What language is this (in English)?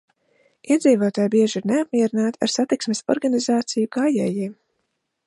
Latvian